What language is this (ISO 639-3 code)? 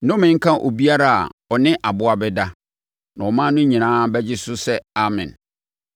aka